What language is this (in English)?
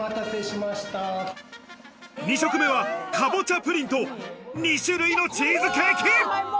Japanese